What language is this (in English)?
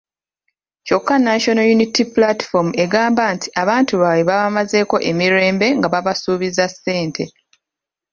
Ganda